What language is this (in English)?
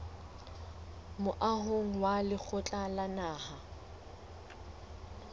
Southern Sotho